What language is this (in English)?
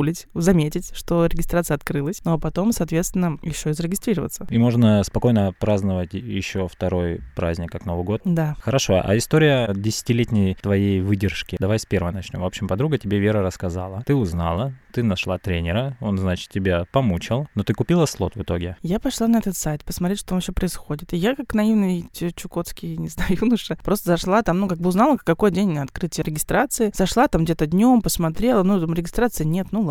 Russian